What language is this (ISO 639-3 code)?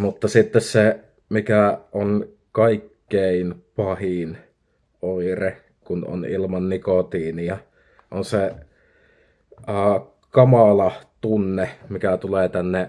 fin